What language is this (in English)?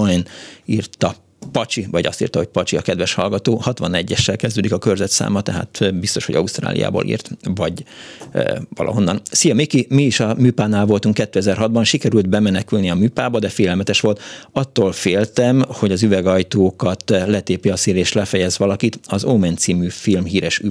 Hungarian